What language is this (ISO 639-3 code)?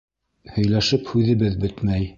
bak